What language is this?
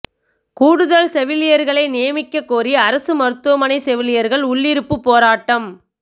Tamil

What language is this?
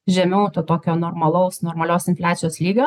Lithuanian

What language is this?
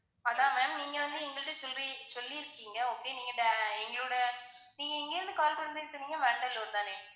Tamil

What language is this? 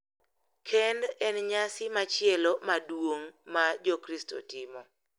Luo (Kenya and Tanzania)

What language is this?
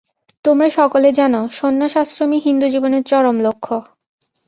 Bangla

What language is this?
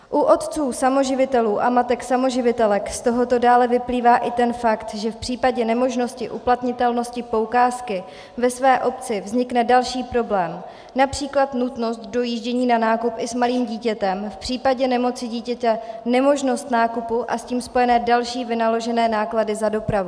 Czech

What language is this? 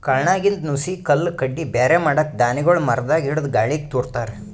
Kannada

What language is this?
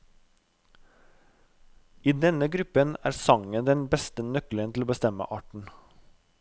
Norwegian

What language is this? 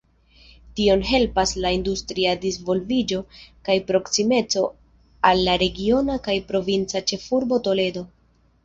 Esperanto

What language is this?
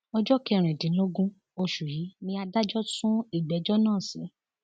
Yoruba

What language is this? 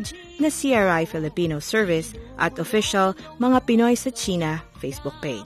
Filipino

